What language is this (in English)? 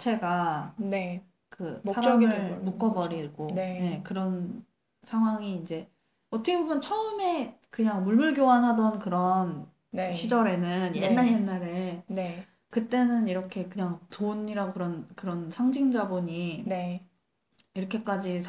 Korean